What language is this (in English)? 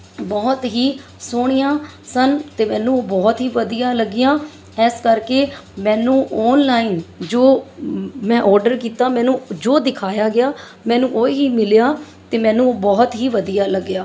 Punjabi